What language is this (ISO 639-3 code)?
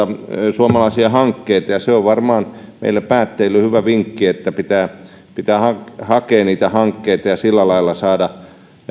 fin